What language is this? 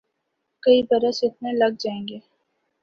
Urdu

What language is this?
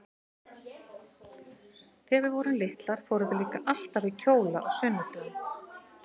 Icelandic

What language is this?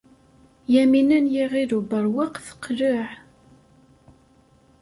Kabyle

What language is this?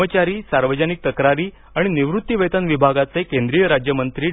Marathi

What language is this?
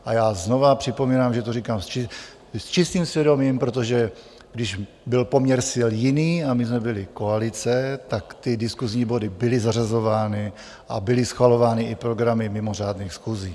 Czech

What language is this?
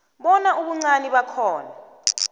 South Ndebele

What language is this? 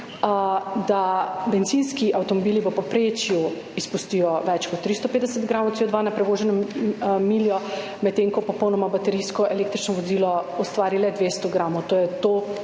Slovenian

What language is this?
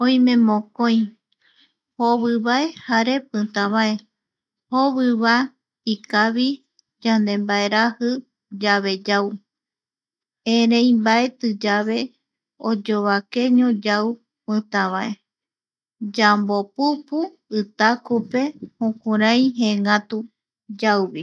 Eastern Bolivian Guaraní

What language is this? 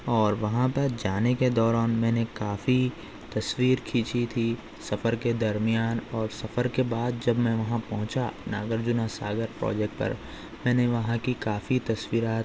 Urdu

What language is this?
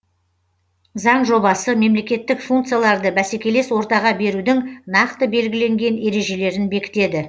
Kazakh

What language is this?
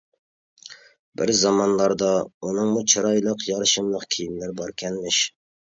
Uyghur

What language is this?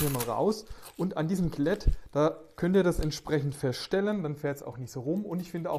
German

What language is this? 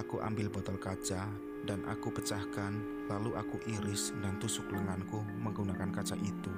Indonesian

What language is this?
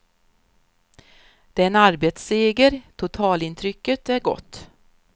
Swedish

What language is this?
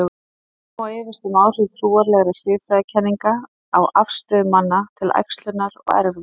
Icelandic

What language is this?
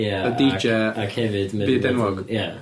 Welsh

